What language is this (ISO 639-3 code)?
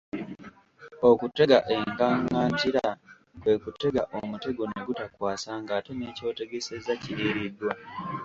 lug